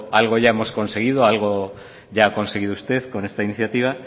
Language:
Spanish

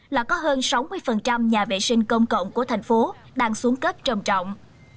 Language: Vietnamese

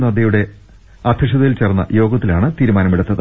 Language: Malayalam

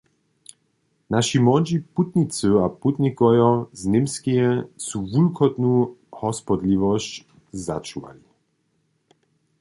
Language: Upper Sorbian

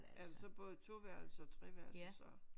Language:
Danish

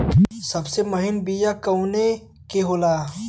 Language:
Bhojpuri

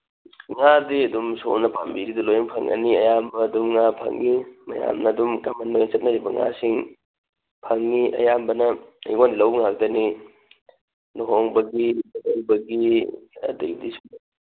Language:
Manipuri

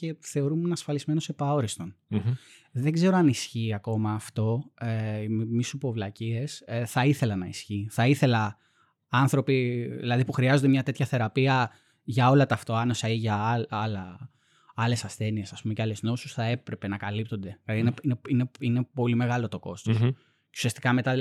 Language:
Greek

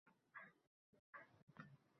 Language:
Uzbek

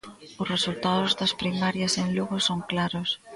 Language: Galician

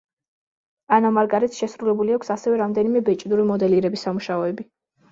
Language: Georgian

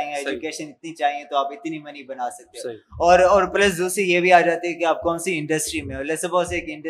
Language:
Urdu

